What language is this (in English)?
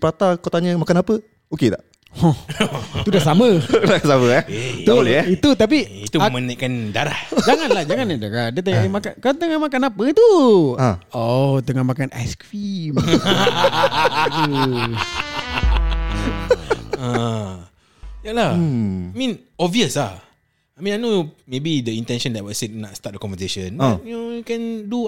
Malay